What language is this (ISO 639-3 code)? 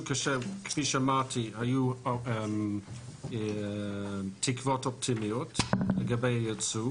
heb